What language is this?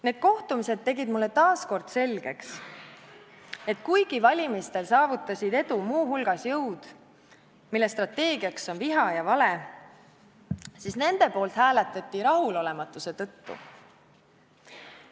Estonian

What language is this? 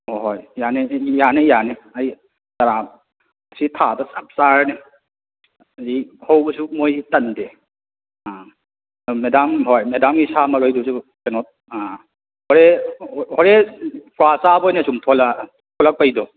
Manipuri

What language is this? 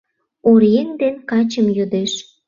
Mari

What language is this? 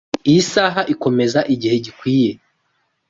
Kinyarwanda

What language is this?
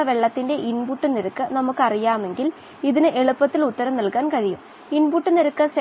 Malayalam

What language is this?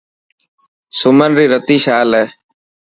Dhatki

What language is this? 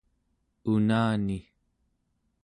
Central Yupik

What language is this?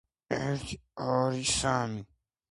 Georgian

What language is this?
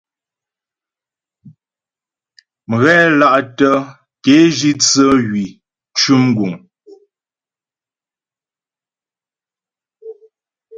Ghomala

